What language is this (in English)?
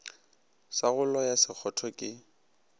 Northern Sotho